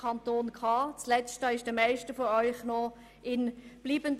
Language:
Swiss German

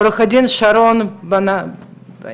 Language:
Hebrew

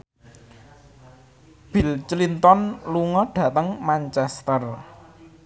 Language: Javanese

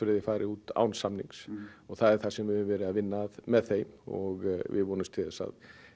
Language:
Icelandic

